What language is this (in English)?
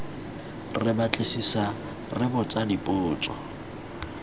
Tswana